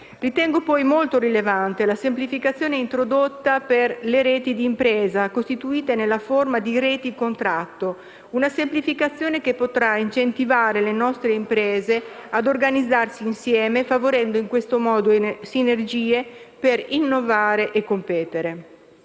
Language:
Italian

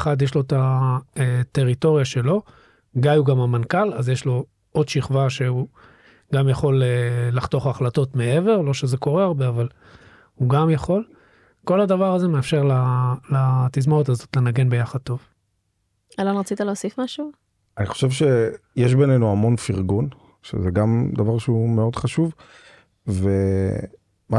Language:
Hebrew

